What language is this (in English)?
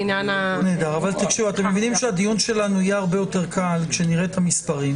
Hebrew